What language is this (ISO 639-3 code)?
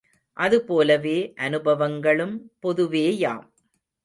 tam